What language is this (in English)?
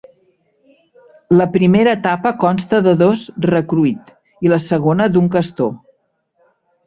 Catalan